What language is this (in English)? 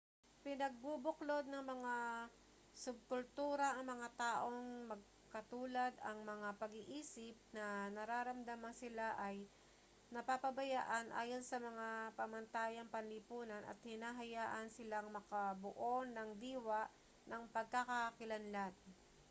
Filipino